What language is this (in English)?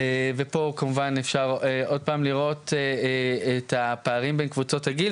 Hebrew